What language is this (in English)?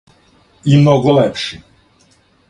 Serbian